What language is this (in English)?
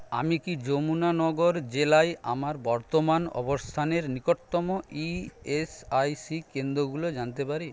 Bangla